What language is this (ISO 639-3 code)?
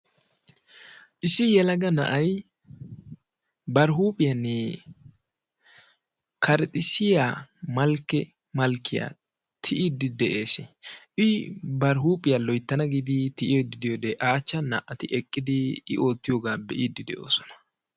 wal